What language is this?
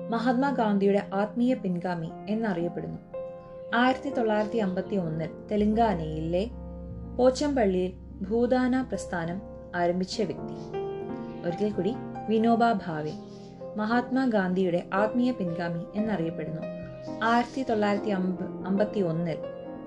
Malayalam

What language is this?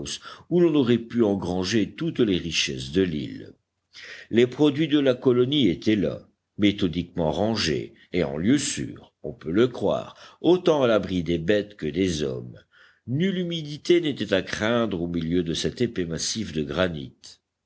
French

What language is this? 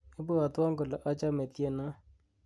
Kalenjin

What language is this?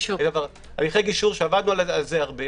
Hebrew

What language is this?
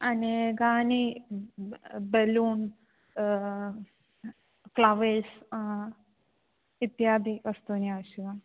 Sanskrit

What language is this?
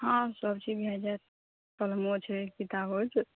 Maithili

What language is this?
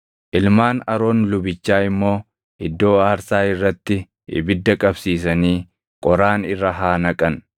Oromo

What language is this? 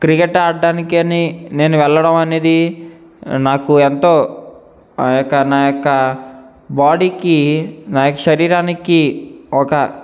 Telugu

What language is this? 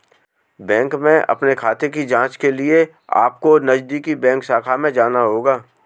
Hindi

